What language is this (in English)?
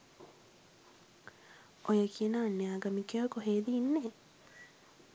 Sinhala